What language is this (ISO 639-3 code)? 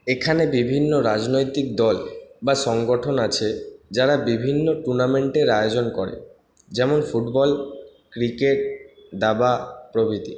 ben